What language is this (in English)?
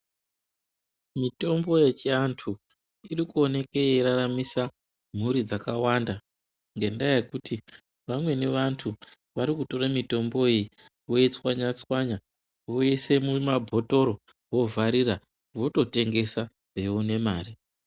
Ndau